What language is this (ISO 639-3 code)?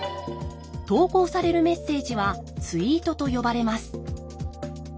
jpn